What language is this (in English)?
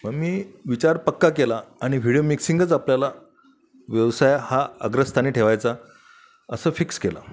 Marathi